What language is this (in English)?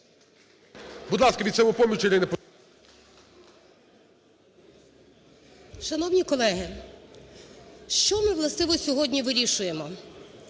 Ukrainian